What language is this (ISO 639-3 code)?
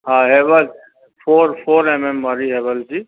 snd